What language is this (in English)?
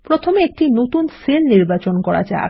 Bangla